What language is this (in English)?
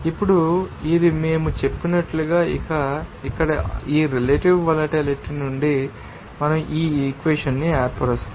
Telugu